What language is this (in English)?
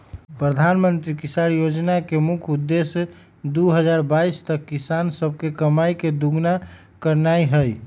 Magahi